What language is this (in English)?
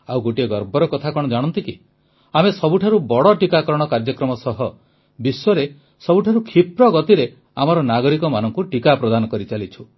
Odia